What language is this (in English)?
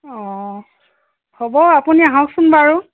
Assamese